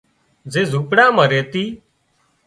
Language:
Wadiyara Koli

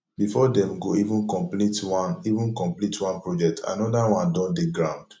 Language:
Nigerian Pidgin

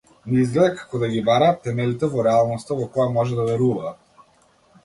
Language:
Macedonian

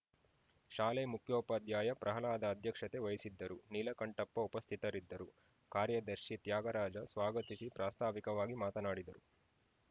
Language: Kannada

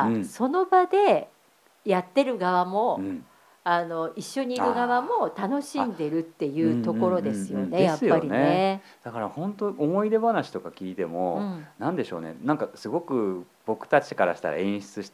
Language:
Japanese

